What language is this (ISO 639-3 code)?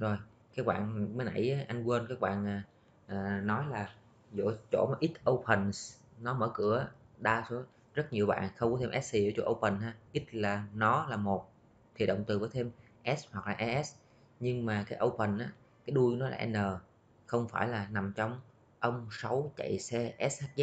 vie